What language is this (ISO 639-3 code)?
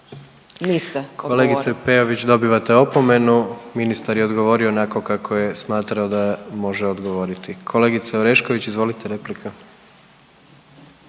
hrv